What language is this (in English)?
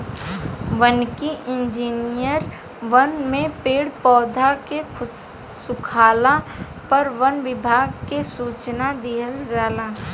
Bhojpuri